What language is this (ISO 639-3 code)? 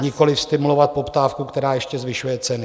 ces